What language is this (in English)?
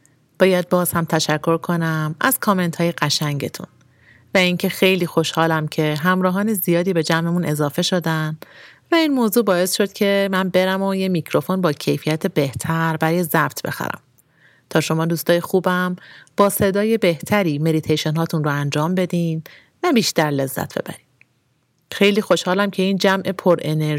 Persian